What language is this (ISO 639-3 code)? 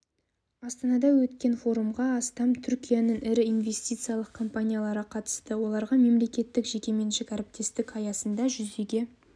kaz